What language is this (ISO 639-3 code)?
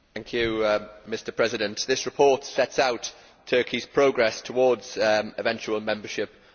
eng